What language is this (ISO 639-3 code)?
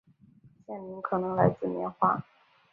zho